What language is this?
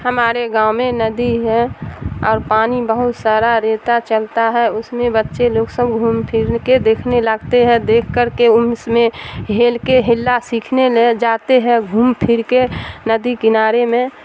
Urdu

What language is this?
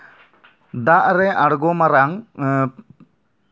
Santali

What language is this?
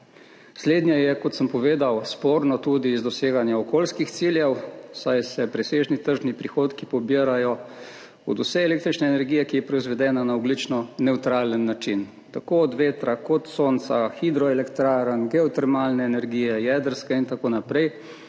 Slovenian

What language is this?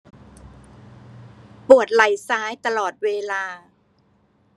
Thai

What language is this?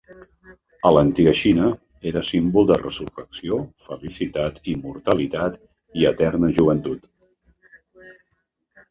Catalan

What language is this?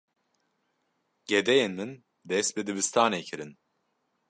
Kurdish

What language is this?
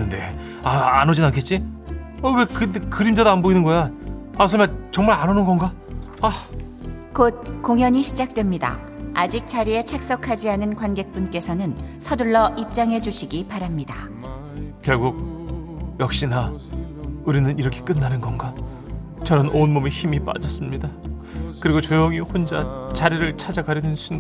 Korean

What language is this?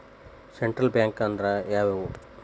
Kannada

